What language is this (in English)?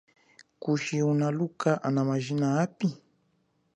Chokwe